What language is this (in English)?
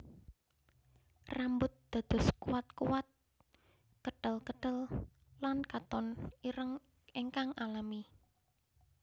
Javanese